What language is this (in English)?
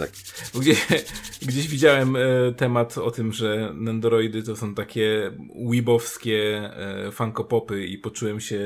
Polish